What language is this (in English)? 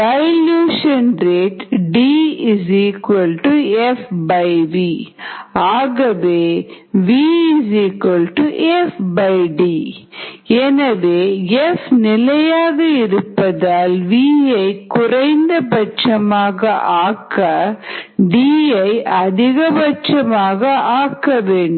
Tamil